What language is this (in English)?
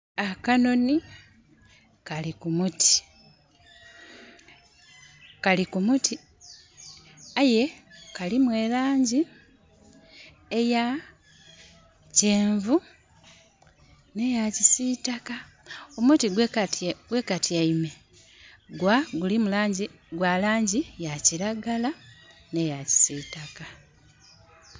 Soga